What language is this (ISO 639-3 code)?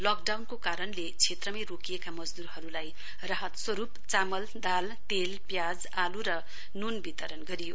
nep